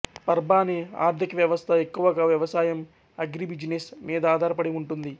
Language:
Telugu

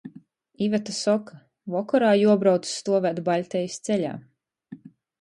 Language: Latgalian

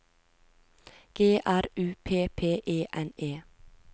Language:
Norwegian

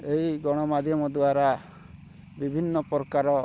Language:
Odia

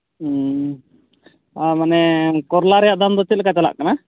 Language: Santali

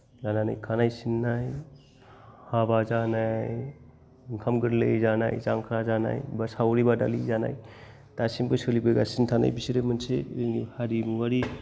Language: Bodo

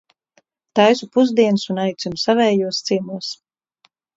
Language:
Latvian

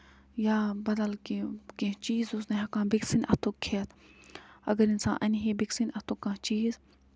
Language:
Kashmiri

